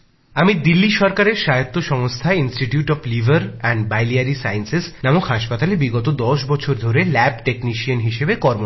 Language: Bangla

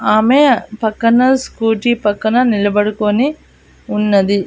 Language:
Telugu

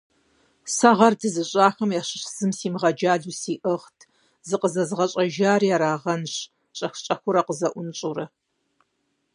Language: Kabardian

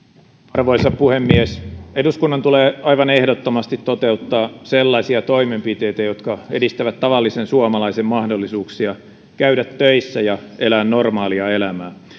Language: Finnish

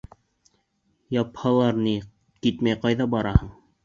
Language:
Bashkir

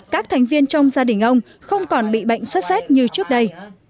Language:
Vietnamese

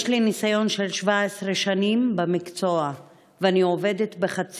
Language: Hebrew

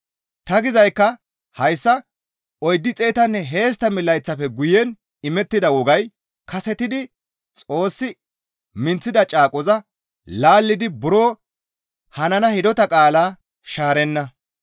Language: Gamo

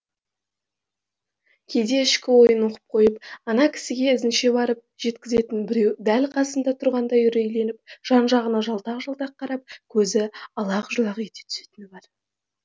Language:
Kazakh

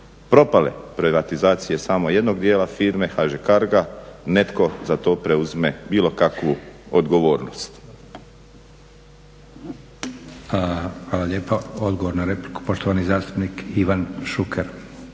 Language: Croatian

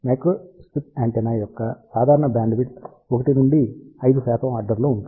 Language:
Telugu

